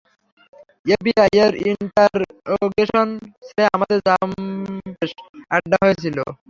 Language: Bangla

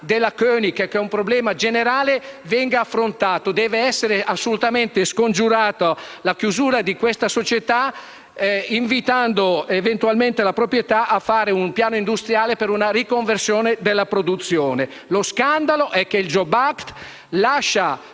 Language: Italian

